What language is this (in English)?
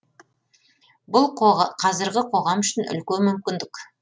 Kazakh